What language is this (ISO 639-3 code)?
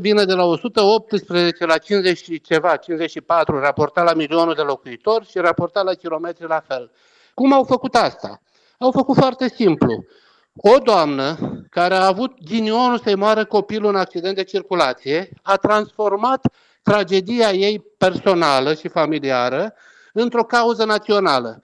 ron